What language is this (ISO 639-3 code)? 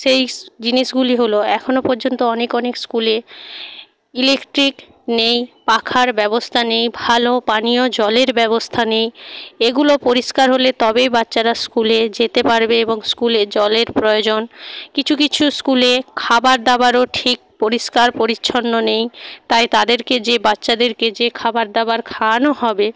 ben